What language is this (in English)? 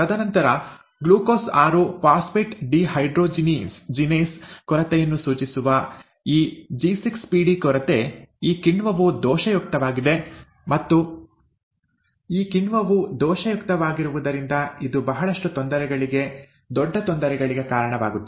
Kannada